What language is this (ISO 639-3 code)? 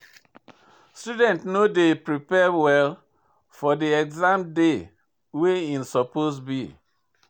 pcm